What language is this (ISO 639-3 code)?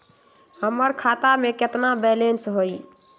mag